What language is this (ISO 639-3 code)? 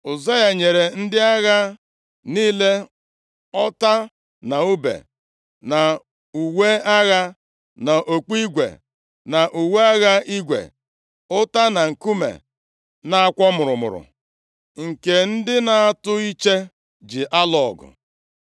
ibo